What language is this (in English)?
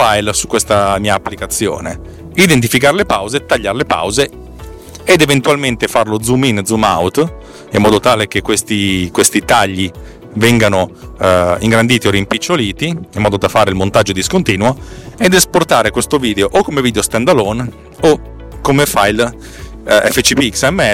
Italian